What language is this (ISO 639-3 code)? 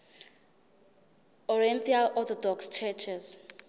zul